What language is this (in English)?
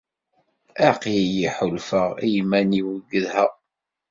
Kabyle